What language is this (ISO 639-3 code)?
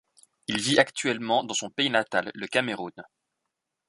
fra